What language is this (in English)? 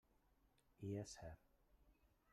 Catalan